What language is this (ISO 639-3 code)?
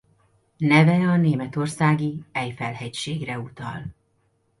hun